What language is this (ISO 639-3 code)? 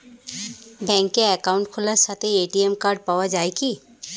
ben